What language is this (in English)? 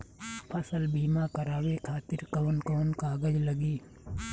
Bhojpuri